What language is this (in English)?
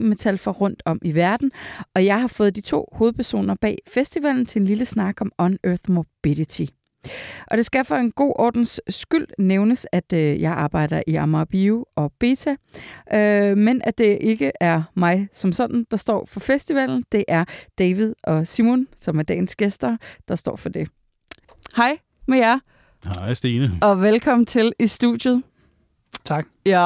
Danish